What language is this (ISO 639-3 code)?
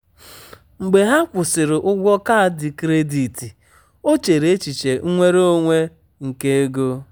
ibo